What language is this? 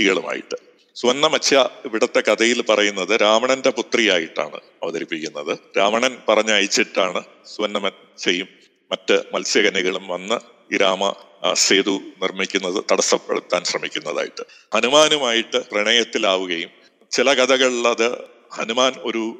Malayalam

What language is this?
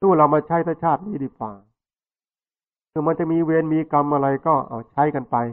Thai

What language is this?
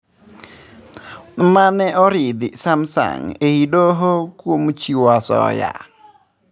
Luo (Kenya and Tanzania)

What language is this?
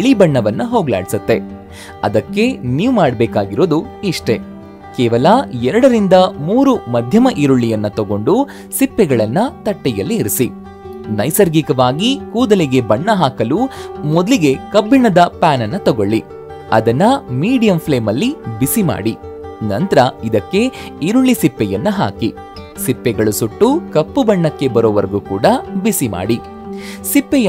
Kannada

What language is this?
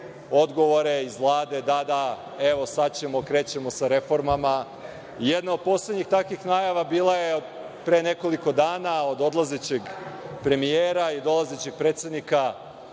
Serbian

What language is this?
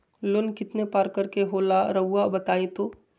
Magahi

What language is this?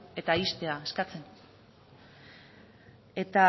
Basque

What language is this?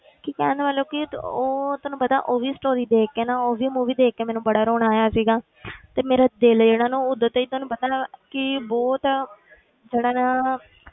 Punjabi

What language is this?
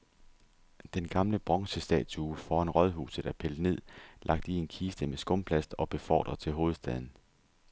Danish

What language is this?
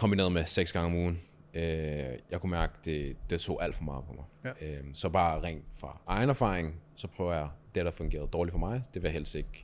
Danish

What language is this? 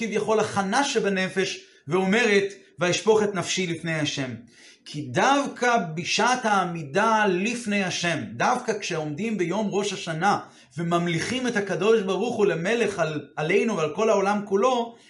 Hebrew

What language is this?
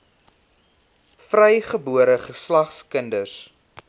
Afrikaans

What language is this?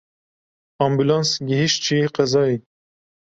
Kurdish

